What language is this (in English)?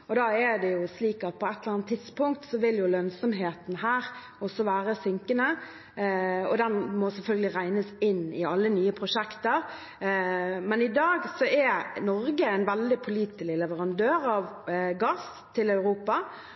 Norwegian Bokmål